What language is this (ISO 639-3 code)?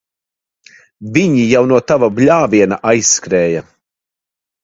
lav